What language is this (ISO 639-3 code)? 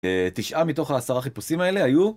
heb